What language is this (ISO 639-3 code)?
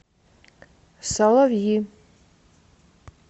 rus